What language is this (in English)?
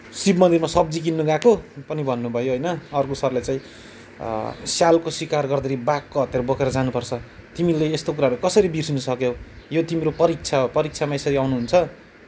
Nepali